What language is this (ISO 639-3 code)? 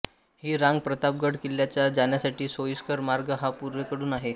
mar